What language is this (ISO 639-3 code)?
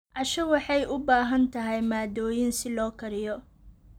som